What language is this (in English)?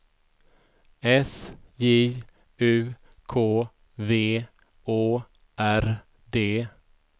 Swedish